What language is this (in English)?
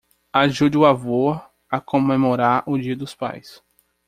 Portuguese